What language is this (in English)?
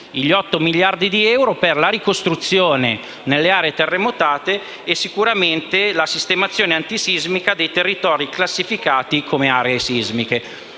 Italian